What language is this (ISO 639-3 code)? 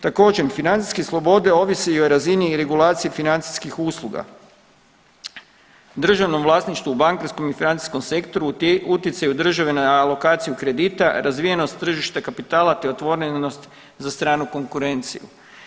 hrv